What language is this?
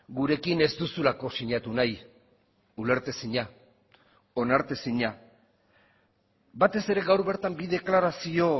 Basque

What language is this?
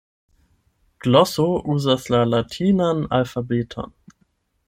Esperanto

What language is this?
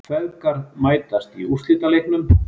Icelandic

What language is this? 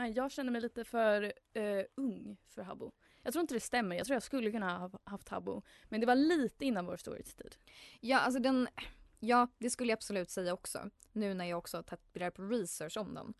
Swedish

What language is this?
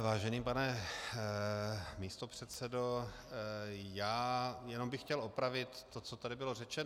Czech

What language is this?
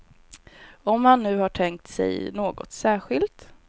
Swedish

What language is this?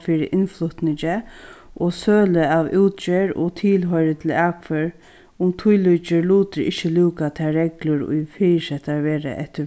Faroese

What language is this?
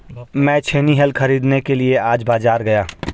Hindi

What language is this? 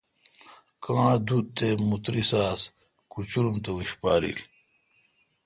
Kalkoti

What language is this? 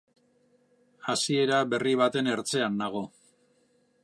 Basque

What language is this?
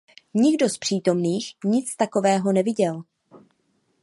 Czech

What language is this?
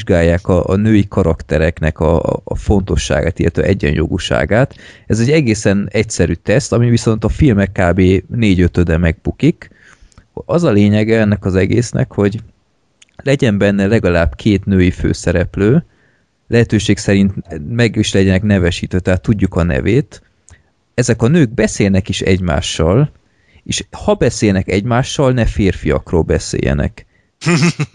Hungarian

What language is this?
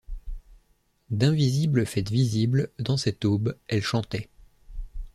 French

